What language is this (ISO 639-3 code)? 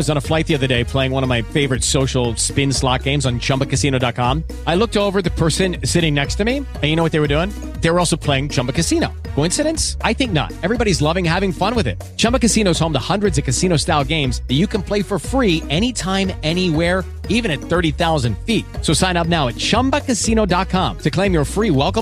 ita